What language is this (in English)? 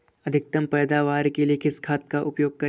Hindi